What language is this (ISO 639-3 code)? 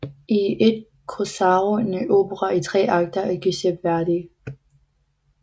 dan